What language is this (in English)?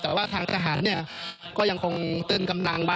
Thai